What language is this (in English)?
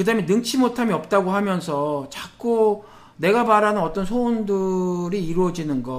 Korean